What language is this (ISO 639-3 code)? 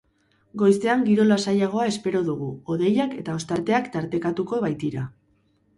eus